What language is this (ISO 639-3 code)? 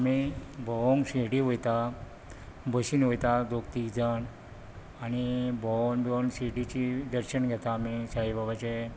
kok